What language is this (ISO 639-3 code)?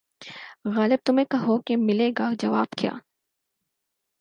urd